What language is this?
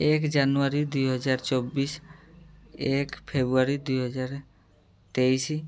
Odia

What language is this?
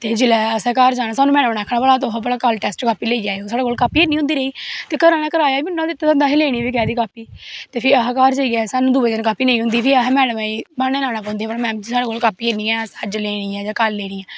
Dogri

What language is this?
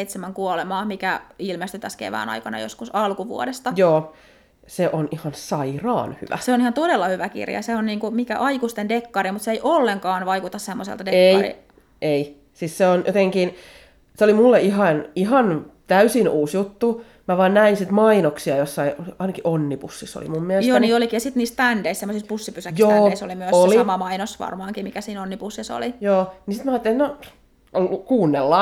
Finnish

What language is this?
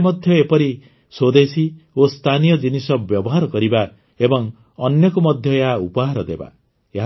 Odia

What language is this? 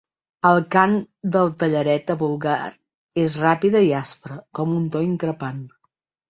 Catalan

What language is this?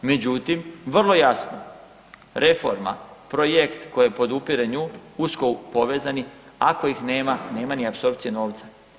Croatian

